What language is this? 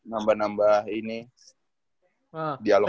Indonesian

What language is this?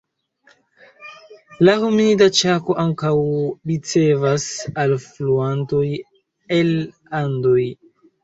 Esperanto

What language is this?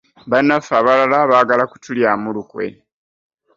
Ganda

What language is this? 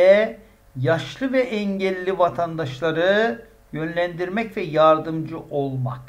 Turkish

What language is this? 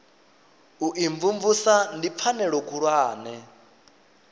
Venda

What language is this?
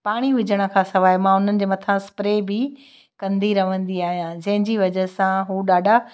Sindhi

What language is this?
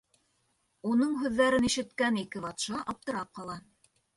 Bashkir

